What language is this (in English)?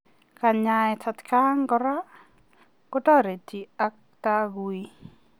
Kalenjin